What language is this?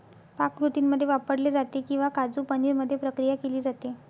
Marathi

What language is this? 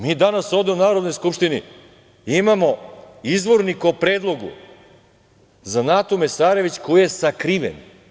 Serbian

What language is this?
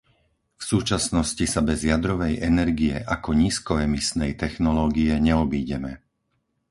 Slovak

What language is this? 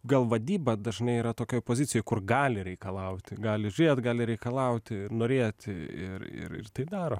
Lithuanian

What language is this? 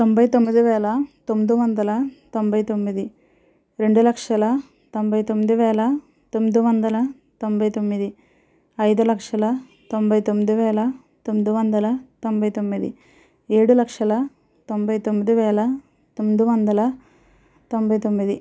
Telugu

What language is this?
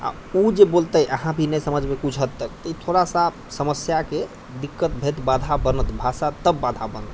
Maithili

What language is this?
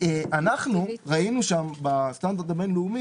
Hebrew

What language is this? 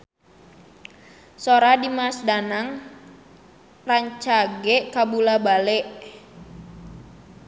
Sundanese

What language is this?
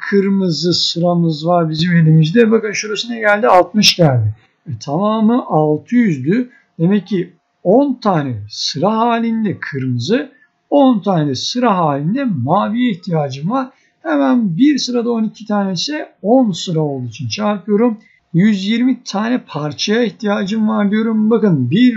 Turkish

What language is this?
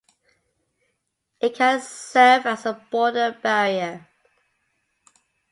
English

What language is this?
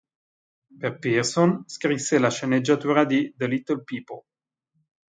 Italian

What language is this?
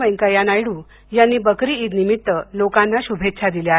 Marathi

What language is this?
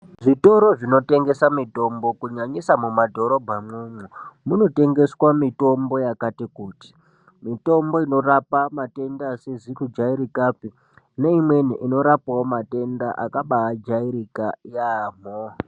Ndau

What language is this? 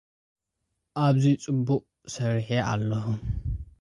Tigrinya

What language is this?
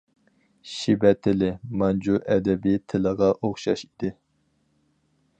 Uyghur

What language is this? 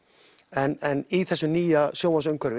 Icelandic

